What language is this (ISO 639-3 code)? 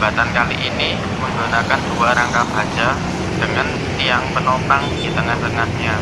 ind